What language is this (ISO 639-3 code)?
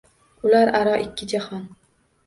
uzb